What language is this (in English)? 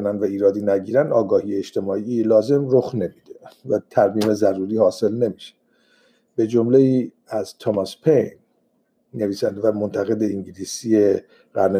Persian